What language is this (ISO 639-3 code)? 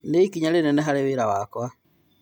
kik